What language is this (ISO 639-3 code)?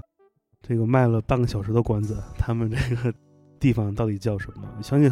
zho